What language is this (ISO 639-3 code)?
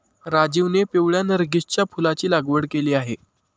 mar